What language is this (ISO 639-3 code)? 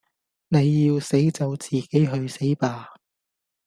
yue